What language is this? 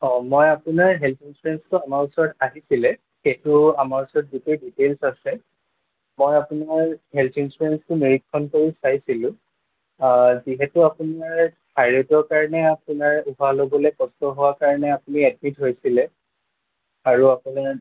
Assamese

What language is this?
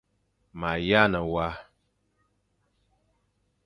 Fang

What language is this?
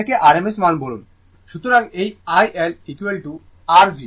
Bangla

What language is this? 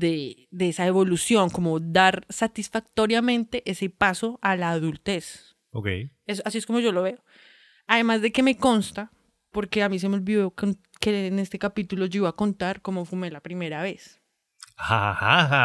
Spanish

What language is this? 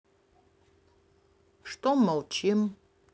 Russian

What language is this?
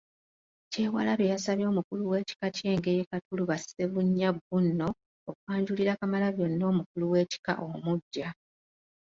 Ganda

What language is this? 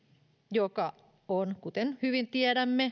Finnish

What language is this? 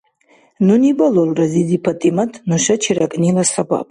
Dargwa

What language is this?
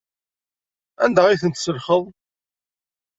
Kabyle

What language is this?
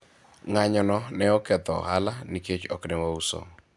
Luo (Kenya and Tanzania)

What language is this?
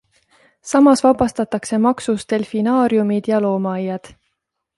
Estonian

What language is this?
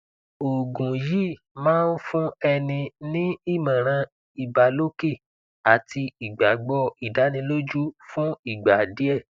Yoruba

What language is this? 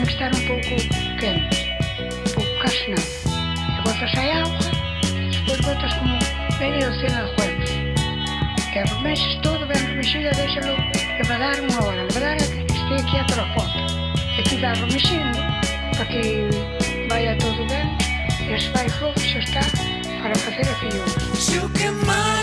Galician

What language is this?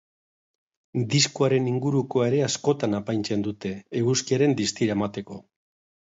Basque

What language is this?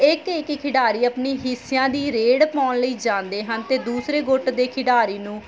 Punjabi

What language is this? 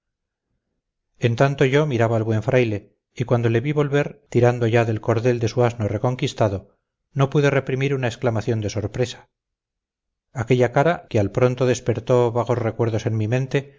Spanish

